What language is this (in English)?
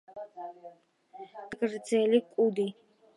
Georgian